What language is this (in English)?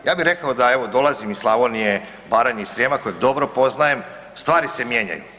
Croatian